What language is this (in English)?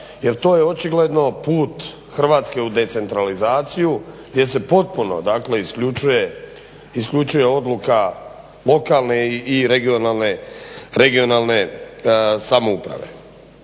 Croatian